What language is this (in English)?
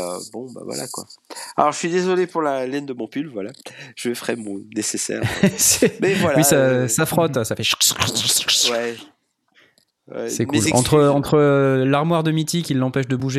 French